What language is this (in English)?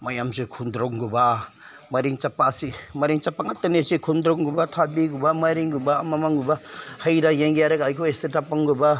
Manipuri